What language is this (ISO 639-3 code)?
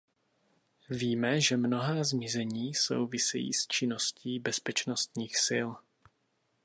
ces